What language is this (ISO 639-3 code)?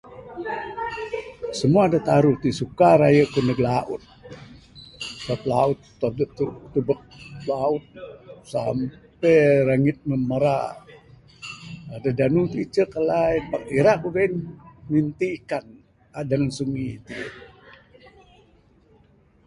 sdo